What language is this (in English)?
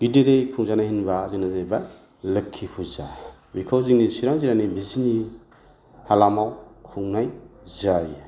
Bodo